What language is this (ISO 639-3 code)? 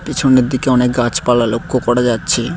ben